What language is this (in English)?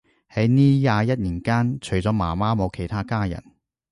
Cantonese